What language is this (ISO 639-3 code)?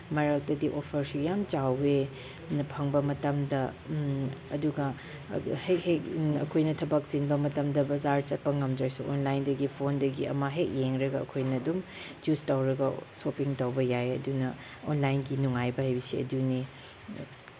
mni